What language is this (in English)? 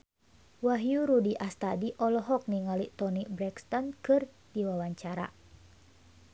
Sundanese